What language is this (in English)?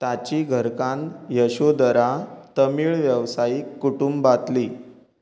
Konkani